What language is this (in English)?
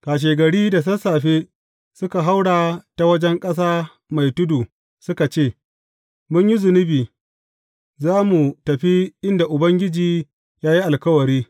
Hausa